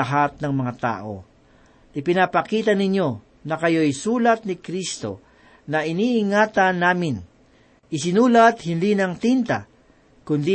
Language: Filipino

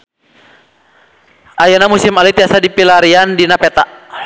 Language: Sundanese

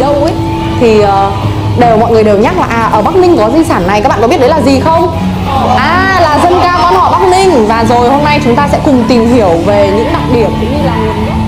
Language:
Vietnamese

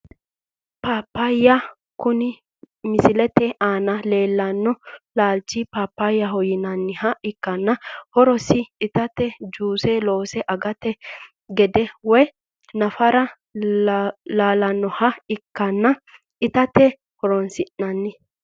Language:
Sidamo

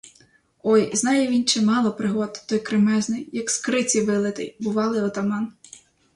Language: Ukrainian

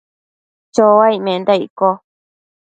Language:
Matsés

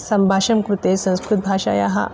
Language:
Sanskrit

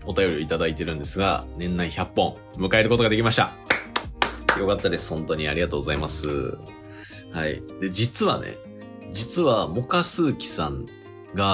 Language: Japanese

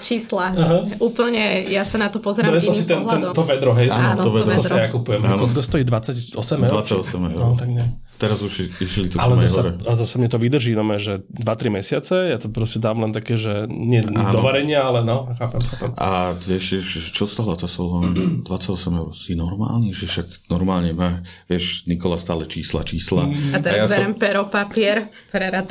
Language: Slovak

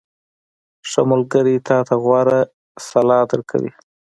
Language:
Pashto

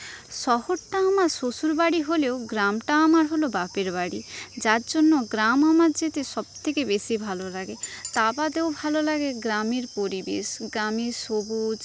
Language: Bangla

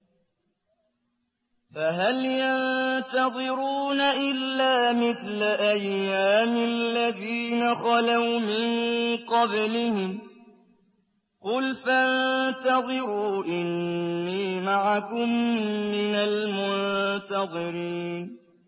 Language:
Arabic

